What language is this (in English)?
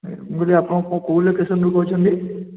Odia